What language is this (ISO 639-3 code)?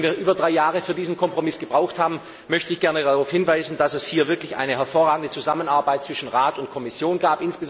deu